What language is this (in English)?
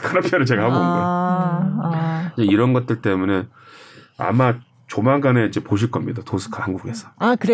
Korean